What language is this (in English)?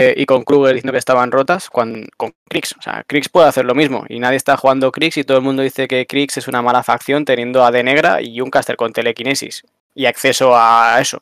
Spanish